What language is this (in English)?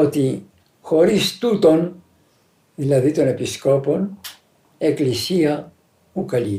Greek